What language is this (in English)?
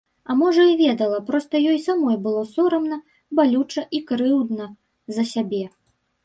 Belarusian